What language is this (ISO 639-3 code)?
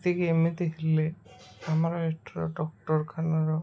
ori